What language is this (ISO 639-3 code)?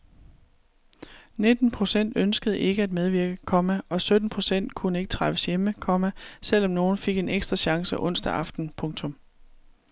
dan